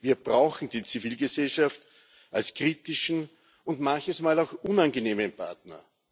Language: German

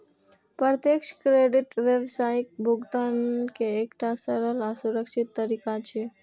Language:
Maithili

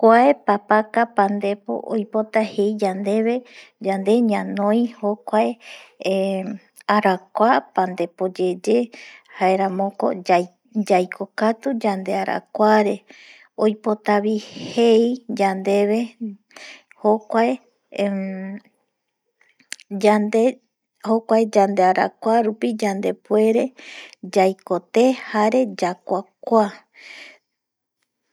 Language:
Eastern Bolivian Guaraní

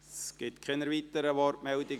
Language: Swiss German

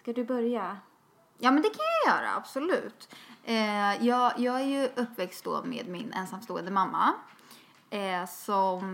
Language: Swedish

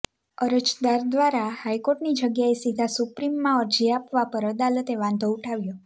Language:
Gujarati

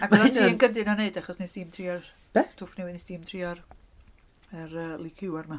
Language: Welsh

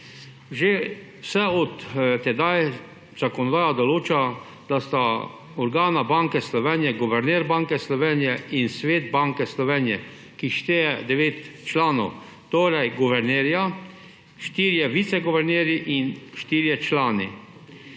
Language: Slovenian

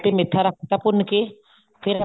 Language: Punjabi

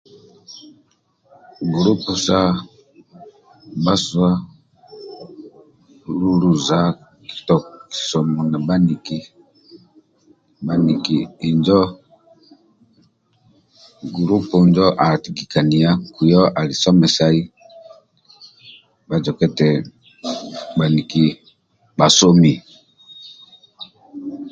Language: Amba (Uganda)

